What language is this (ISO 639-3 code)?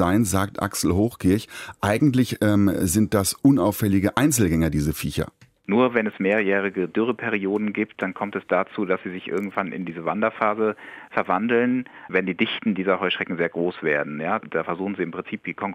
deu